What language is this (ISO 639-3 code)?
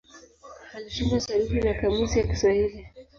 swa